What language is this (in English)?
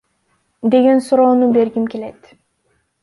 Kyrgyz